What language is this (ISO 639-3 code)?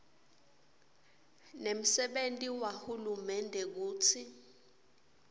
ssw